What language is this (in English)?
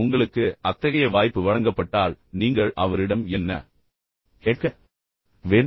Tamil